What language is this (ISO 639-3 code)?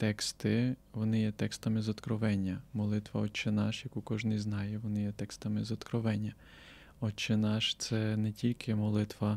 ukr